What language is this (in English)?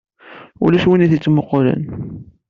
Kabyle